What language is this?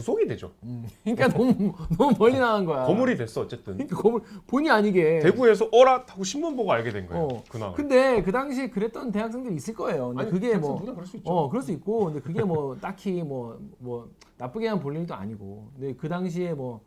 Korean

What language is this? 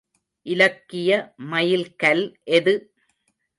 Tamil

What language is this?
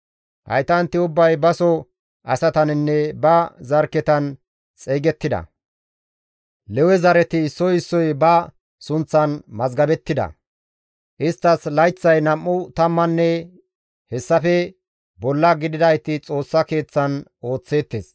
Gamo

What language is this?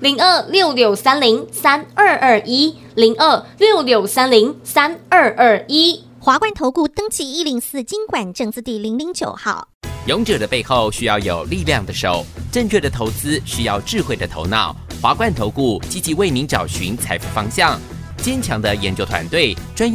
Chinese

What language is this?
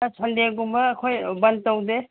Manipuri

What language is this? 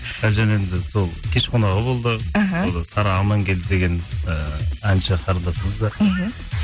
Kazakh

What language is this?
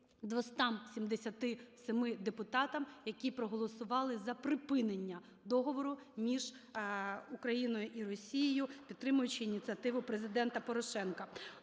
Ukrainian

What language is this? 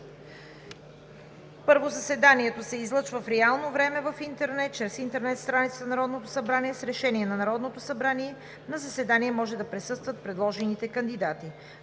Bulgarian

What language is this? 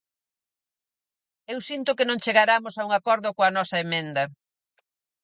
Galician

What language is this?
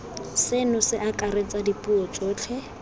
Tswana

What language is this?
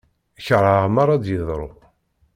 Kabyle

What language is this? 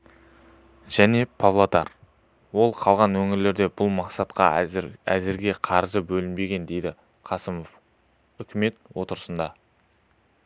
Kazakh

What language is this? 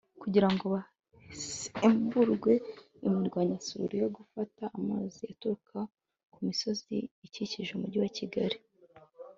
Kinyarwanda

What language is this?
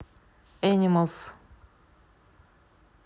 Russian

